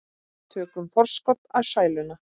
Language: Icelandic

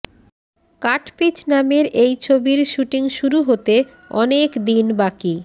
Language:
Bangla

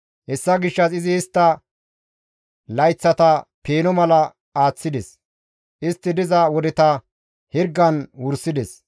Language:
Gamo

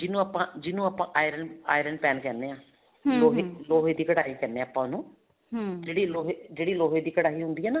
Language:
Punjabi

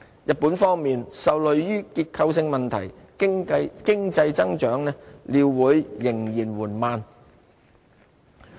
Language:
Cantonese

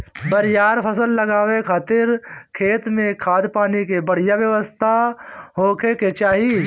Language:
Bhojpuri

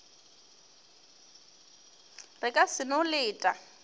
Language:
Northern Sotho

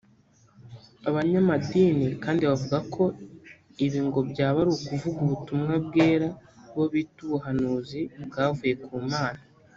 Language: Kinyarwanda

